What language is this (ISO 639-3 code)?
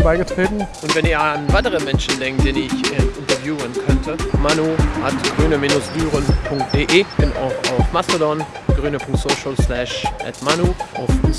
deu